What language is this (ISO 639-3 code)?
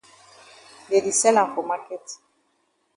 wes